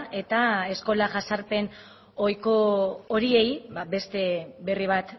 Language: Basque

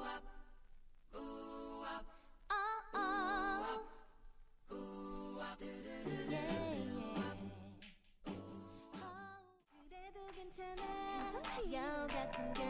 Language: Korean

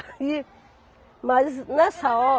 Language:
Portuguese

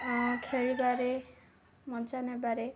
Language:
Odia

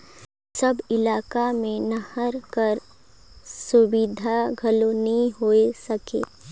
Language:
Chhattisgarhi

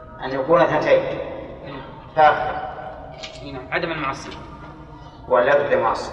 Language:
Arabic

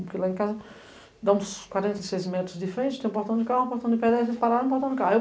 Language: Portuguese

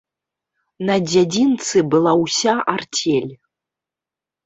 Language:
Belarusian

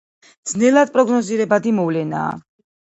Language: Georgian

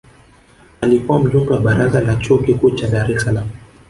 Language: Swahili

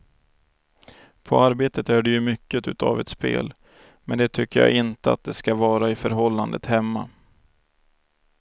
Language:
Swedish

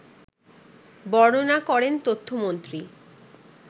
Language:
Bangla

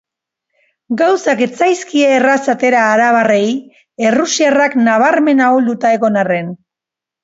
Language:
Basque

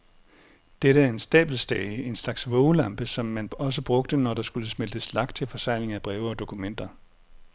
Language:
Danish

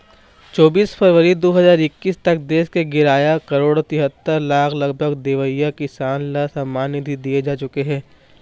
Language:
Chhattisgarhi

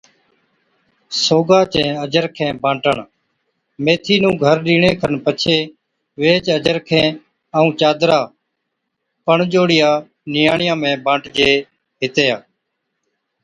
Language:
Od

